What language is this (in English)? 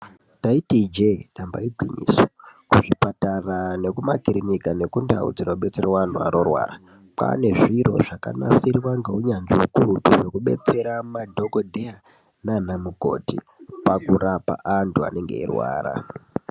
Ndau